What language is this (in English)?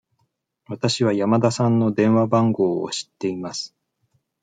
Japanese